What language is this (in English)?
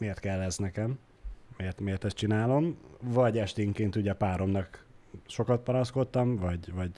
Hungarian